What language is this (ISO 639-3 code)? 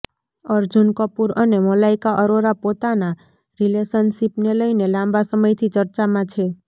guj